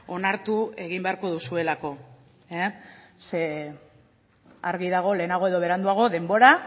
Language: Basque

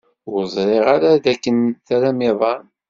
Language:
Kabyle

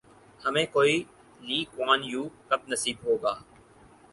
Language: Urdu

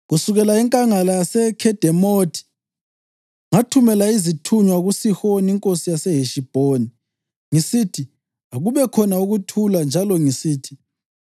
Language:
North Ndebele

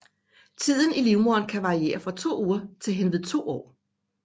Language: Danish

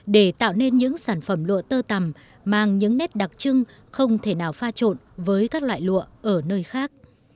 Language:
Vietnamese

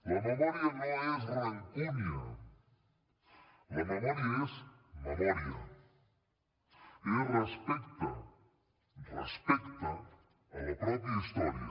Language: Catalan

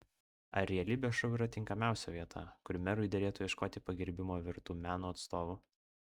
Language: Lithuanian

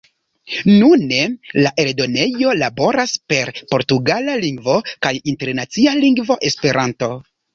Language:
Esperanto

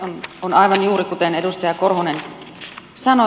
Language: Finnish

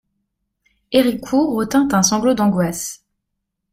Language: French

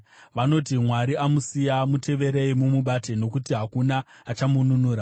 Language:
Shona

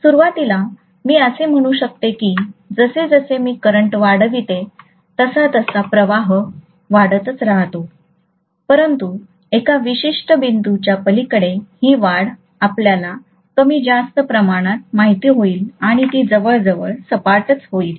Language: Marathi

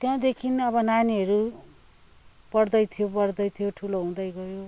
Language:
Nepali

